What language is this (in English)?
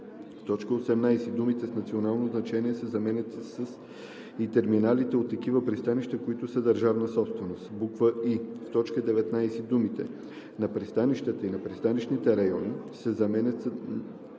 Bulgarian